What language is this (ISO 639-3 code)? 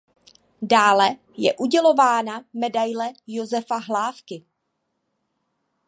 ces